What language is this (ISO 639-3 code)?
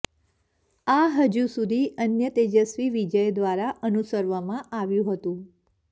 guj